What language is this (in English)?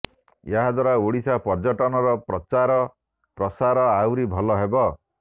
Odia